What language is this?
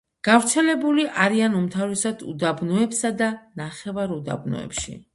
Georgian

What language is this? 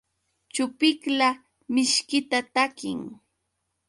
Yauyos Quechua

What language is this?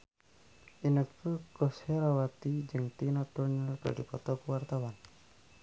Sundanese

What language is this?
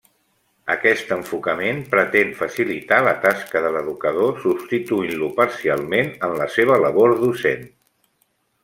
Catalan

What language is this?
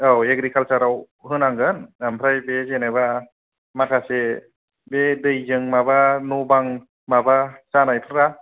Bodo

